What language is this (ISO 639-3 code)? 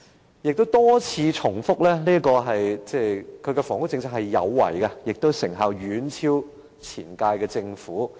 yue